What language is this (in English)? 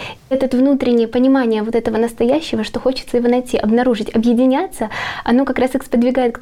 Russian